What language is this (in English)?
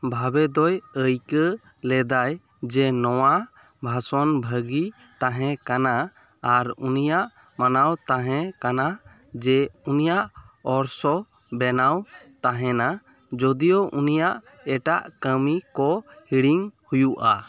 Santali